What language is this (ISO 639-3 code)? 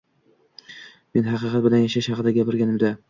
uzb